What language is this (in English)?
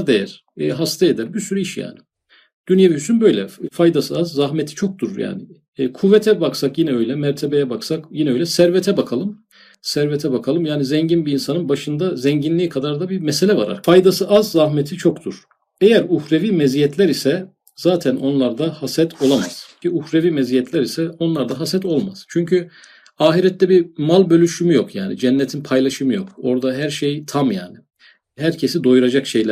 Turkish